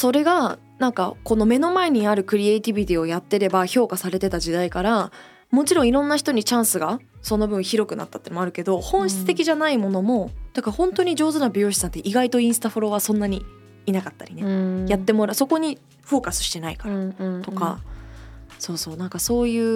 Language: Japanese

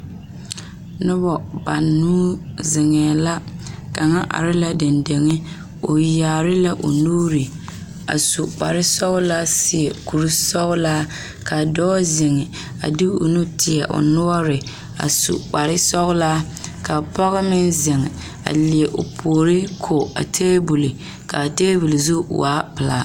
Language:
Southern Dagaare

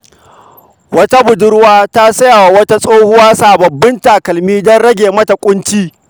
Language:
Hausa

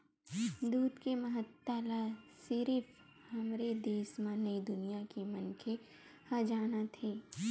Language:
Chhattisgarhi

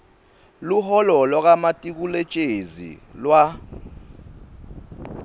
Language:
Swati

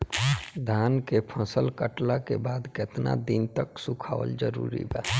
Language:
Bhojpuri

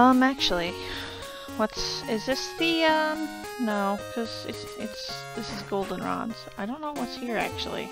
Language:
English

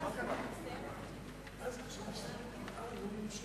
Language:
Hebrew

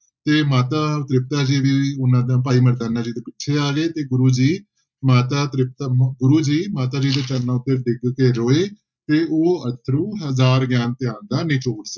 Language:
Punjabi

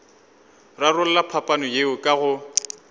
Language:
Northern Sotho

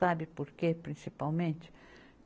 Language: Portuguese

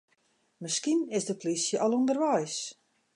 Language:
Western Frisian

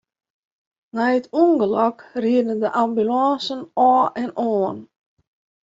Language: Western Frisian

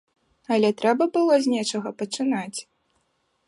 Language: Belarusian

